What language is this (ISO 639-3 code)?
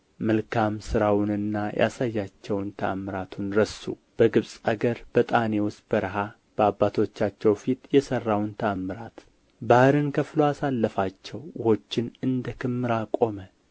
amh